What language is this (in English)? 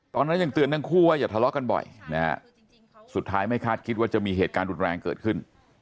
Thai